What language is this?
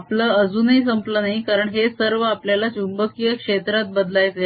Marathi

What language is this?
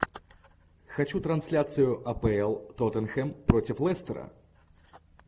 Russian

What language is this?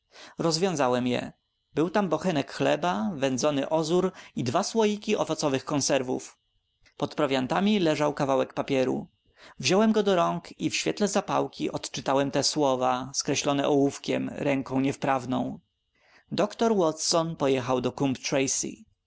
Polish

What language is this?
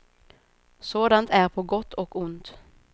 Swedish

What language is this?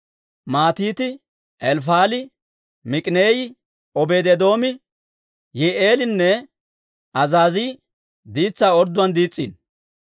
Dawro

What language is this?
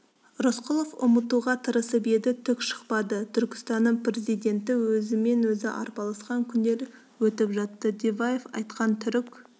Kazakh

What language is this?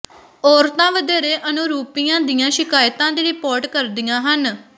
Punjabi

